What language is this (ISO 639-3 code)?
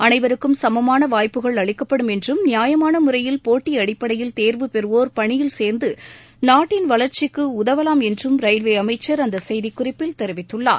tam